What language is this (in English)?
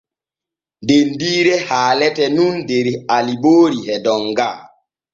Borgu Fulfulde